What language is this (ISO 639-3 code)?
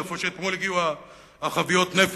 heb